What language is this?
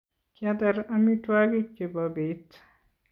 Kalenjin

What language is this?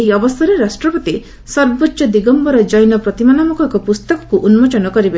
Odia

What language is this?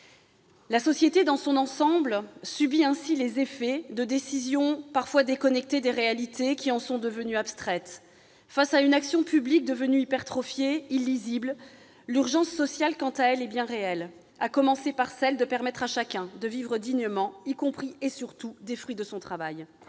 French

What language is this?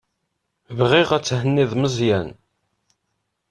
Kabyle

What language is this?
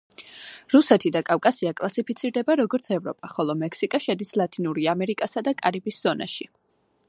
Georgian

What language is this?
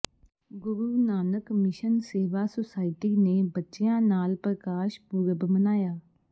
Punjabi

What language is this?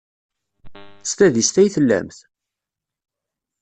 Kabyle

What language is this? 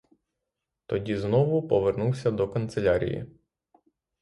Ukrainian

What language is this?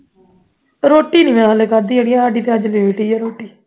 Punjabi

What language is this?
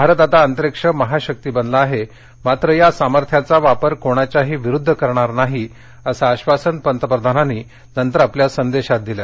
Marathi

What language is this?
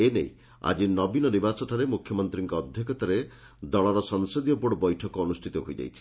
Odia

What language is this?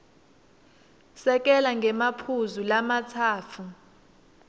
Swati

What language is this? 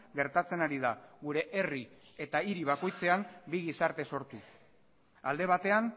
Basque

